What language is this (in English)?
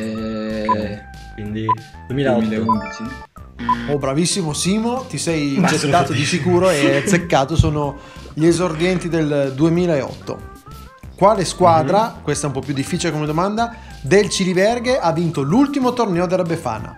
Italian